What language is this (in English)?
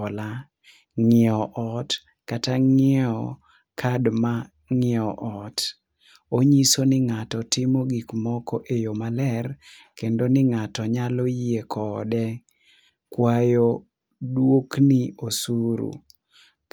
Luo (Kenya and Tanzania)